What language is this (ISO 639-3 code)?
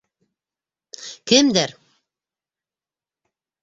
bak